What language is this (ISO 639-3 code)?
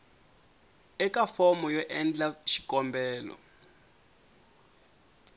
tso